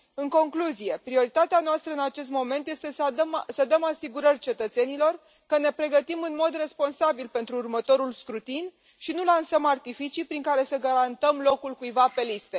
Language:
Romanian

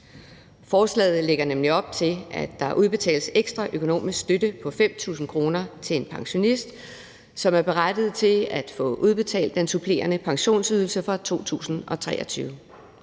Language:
Danish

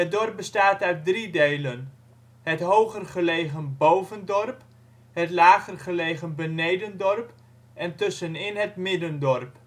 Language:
Dutch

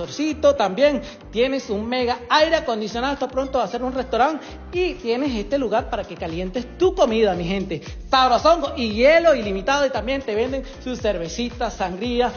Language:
Spanish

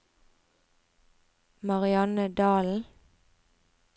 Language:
Norwegian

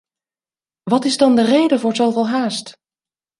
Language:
Dutch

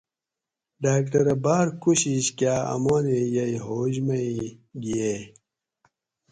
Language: Gawri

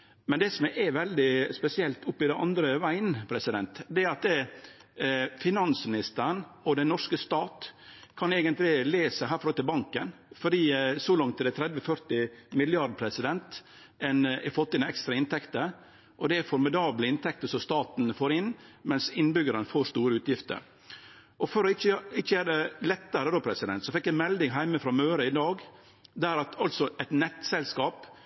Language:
Norwegian Nynorsk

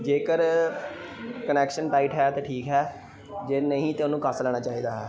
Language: Punjabi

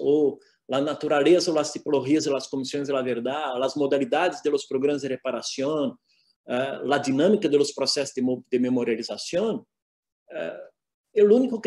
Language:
Spanish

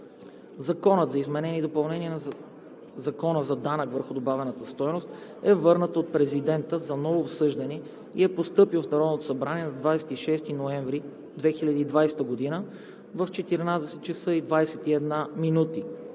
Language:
Bulgarian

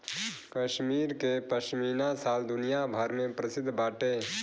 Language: Bhojpuri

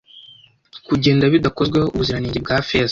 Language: Kinyarwanda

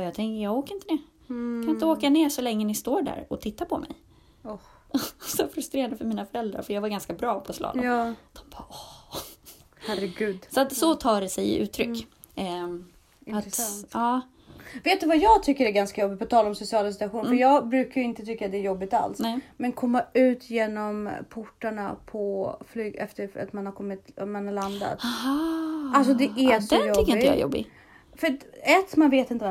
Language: Swedish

